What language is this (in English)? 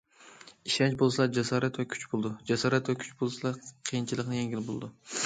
Uyghur